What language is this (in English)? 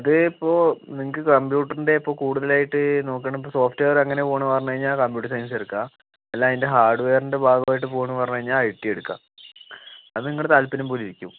Malayalam